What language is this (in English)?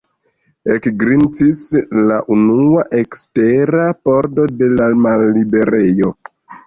Esperanto